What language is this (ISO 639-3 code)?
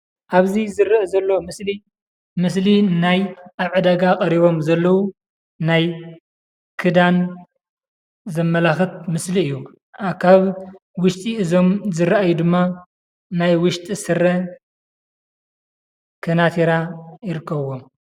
tir